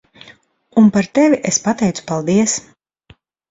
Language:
Latvian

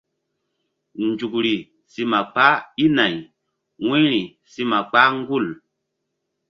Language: Mbum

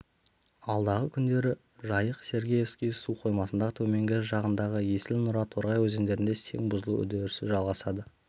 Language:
Kazakh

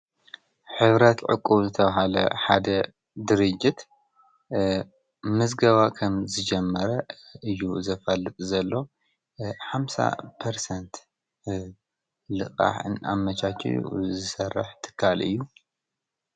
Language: Tigrinya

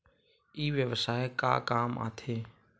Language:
Chhattisgarhi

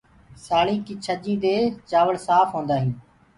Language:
Gurgula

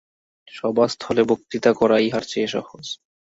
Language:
Bangla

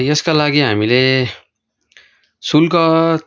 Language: Nepali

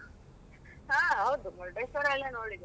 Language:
Kannada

